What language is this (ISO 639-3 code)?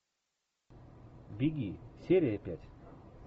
rus